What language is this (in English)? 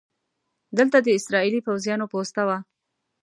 Pashto